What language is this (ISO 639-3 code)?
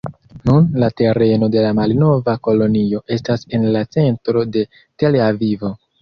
epo